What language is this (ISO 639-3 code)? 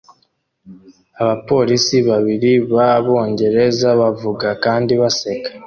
kin